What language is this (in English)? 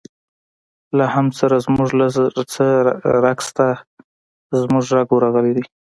Pashto